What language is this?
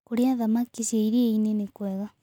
Kikuyu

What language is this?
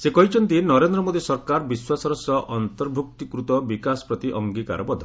Odia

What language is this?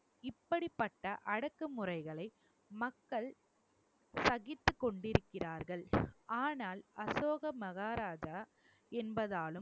Tamil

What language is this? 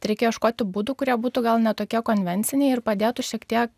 Lithuanian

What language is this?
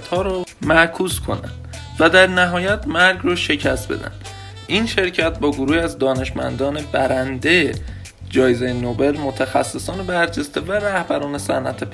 Persian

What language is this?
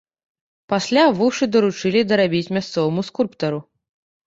Belarusian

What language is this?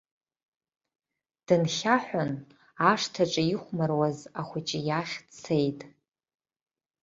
Abkhazian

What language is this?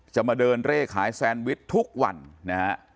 Thai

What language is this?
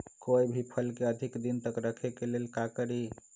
Magahi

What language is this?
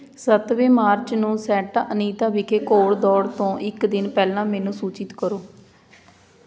Punjabi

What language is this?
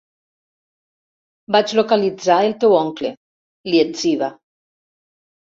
Catalan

